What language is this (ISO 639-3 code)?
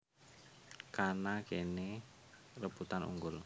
jav